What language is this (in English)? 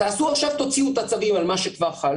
Hebrew